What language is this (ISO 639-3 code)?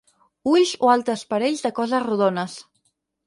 cat